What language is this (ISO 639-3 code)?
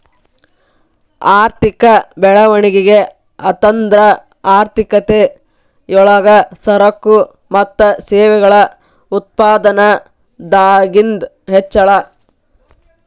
kan